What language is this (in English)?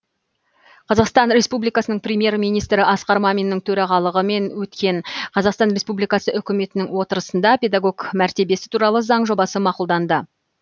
Kazakh